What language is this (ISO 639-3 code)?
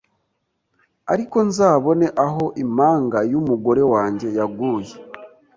kin